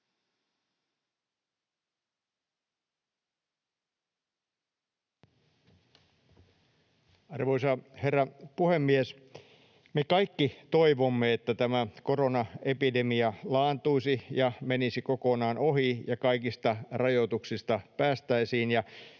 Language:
Finnish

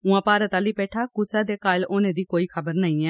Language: Dogri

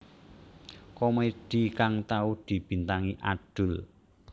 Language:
Javanese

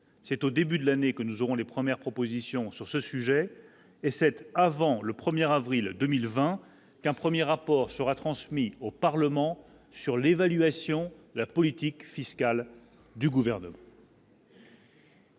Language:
French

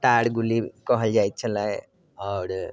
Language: Maithili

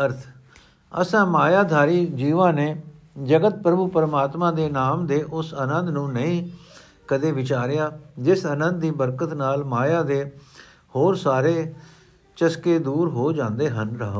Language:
Punjabi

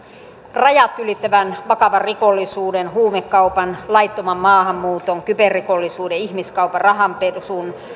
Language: Finnish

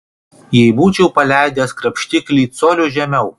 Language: Lithuanian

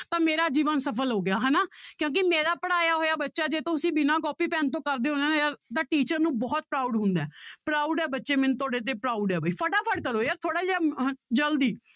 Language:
Punjabi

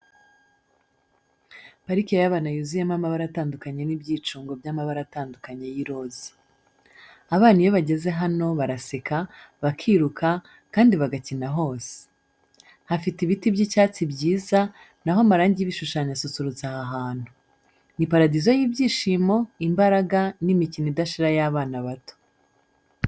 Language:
Kinyarwanda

